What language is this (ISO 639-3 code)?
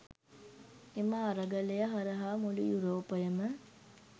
sin